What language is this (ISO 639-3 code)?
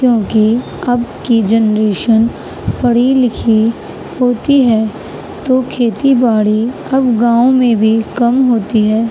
urd